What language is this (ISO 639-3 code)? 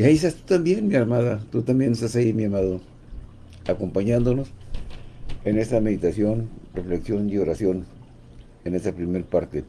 spa